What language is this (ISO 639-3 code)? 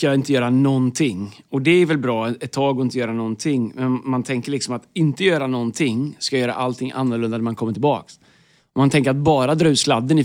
swe